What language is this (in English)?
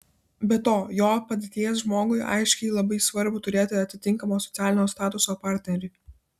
Lithuanian